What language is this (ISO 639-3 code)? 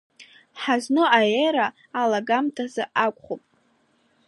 abk